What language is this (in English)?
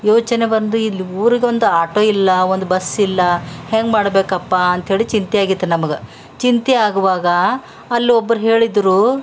Kannada